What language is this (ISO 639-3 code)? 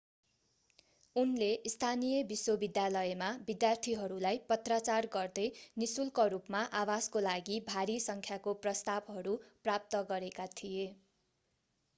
nep